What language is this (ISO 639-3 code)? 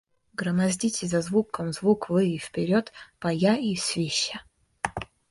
rus